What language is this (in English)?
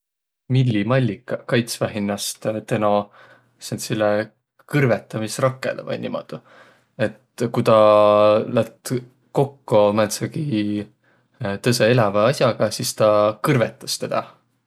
Võro